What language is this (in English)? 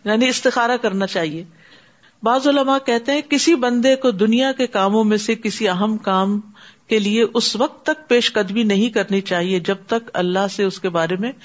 Urdu